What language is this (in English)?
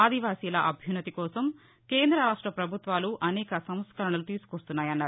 Telugu